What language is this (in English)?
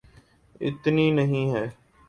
Urdu